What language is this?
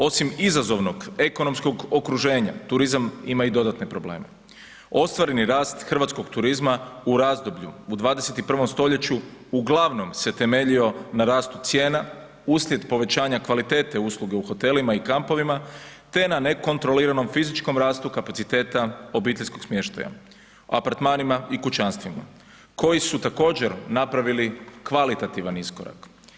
Croatian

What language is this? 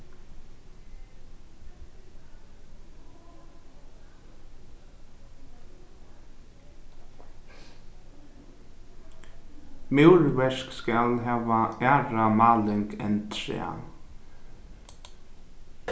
Faroese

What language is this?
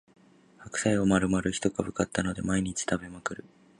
Japanese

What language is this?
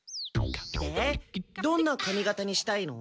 Japanese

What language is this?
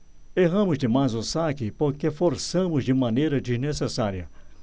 Portuguese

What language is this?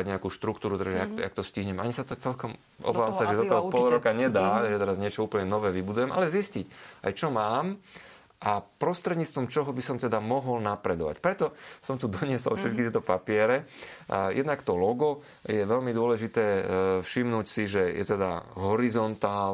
Slovak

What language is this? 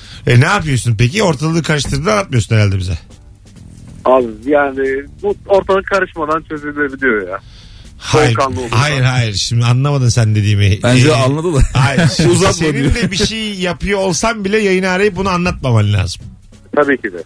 Turkish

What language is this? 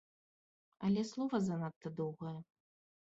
Belarusian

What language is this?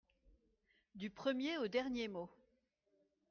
French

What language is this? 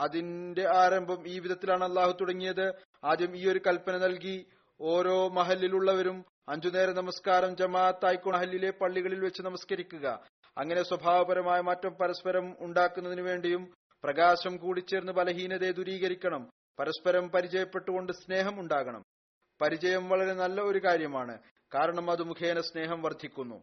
Malayalam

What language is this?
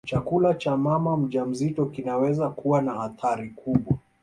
Swahili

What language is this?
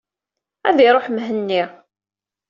Kabyle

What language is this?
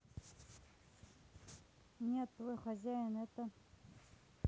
Russian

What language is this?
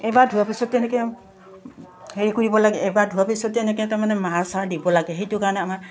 Assamese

